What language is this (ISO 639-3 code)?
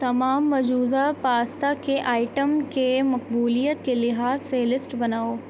urd